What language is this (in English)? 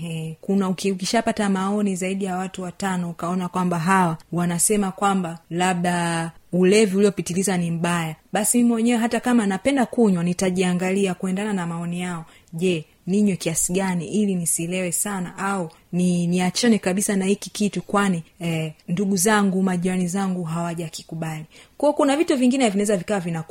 Swahili